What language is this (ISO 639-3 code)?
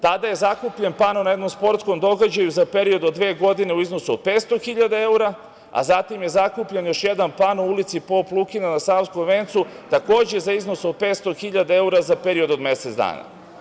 srp